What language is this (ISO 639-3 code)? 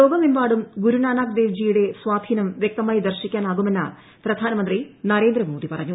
mal